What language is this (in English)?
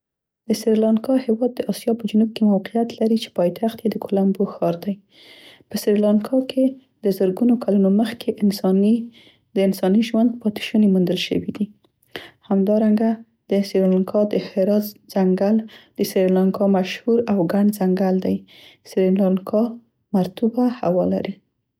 Central Pashto